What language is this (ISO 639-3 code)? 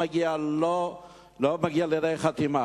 heb